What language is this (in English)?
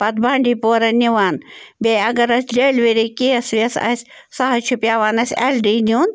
Kashmiri